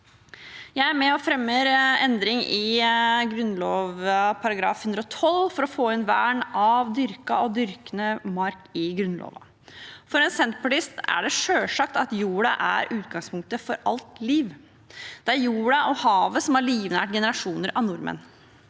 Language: Norwegian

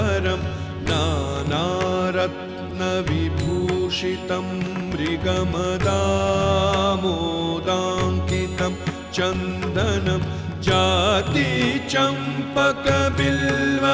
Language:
Malayalam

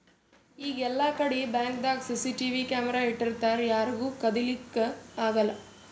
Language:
Kannada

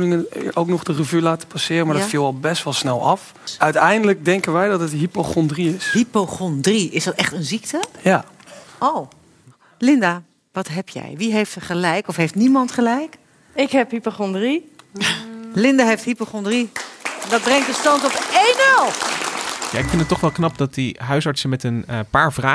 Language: Dutch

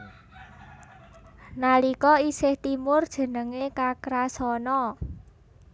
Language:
Javanese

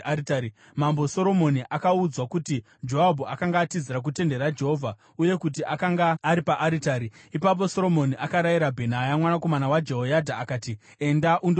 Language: Shona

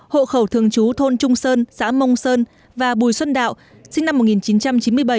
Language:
Vietnamese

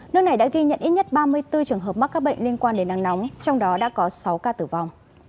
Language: Vietnamese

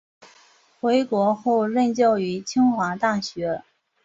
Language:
Chinese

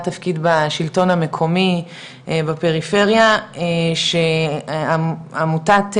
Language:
Hebrew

